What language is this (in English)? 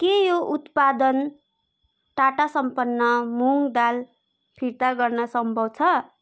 Nepali